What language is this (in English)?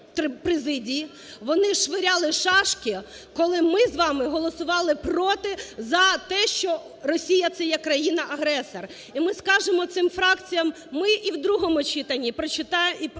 Ukrainian